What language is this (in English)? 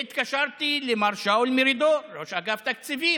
Hebrew